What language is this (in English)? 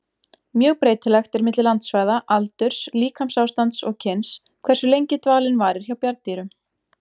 Icelandic